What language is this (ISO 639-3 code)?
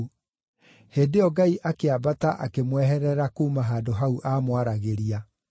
kik